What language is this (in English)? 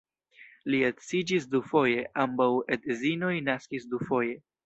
Esperanto